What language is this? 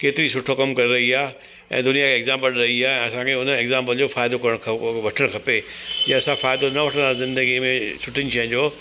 Sindhi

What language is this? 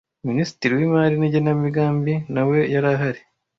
Kinyarwanda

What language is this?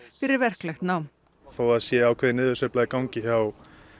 Icelandic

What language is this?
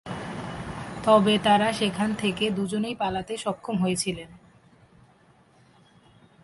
Bangla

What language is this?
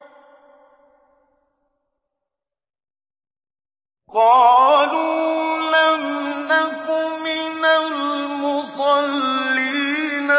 Arabic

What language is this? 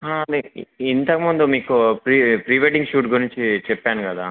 Telugu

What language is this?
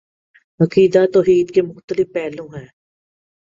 Urdu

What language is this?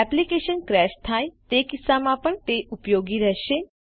Gujarati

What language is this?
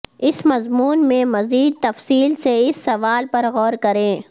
Urdu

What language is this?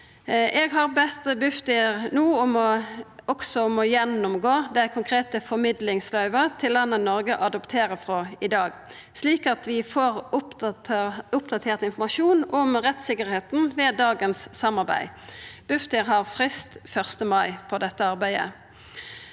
Norwegian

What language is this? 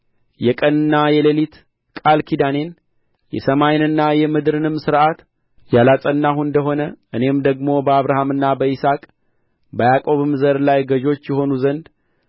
Amharic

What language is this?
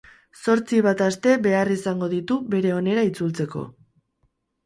Basque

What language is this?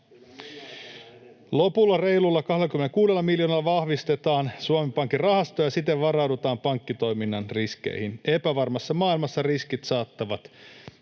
Finnish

